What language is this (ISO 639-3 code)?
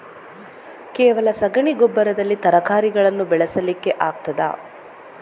kan